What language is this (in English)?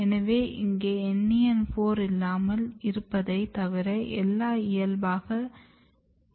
Tamil